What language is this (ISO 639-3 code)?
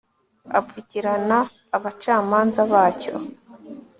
kin